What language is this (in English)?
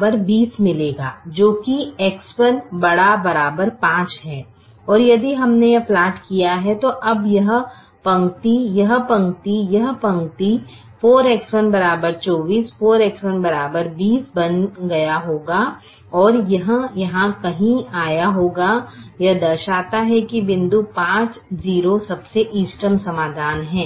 Hindi